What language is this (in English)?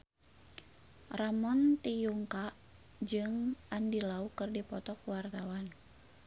Sundanese